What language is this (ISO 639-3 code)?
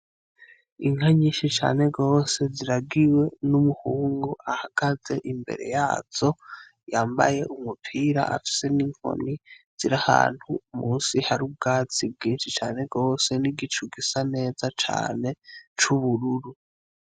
run